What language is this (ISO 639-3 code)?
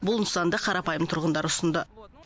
kaz